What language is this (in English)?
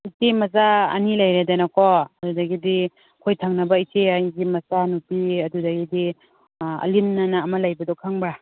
Manipuri